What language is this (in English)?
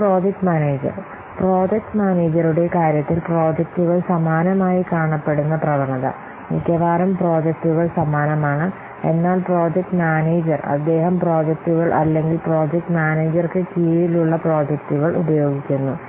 Malayalam